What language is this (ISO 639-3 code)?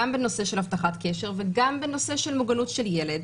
heb